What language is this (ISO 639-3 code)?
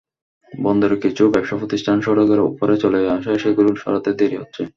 ben